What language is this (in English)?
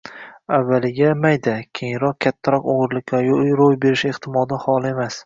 Uzbek